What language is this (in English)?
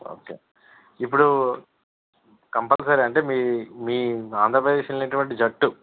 Telugu